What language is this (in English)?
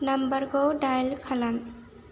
Bodo